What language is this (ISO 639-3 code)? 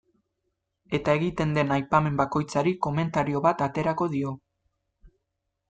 eus